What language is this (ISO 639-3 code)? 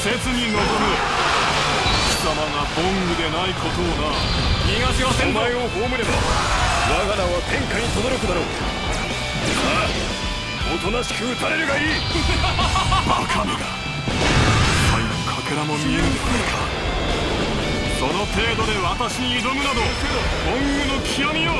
jpn